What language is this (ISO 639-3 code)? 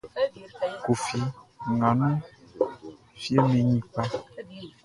bci